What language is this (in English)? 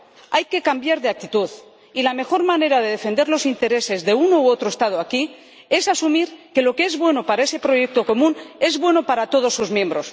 Spanish